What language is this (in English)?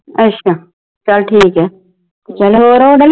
Punjabi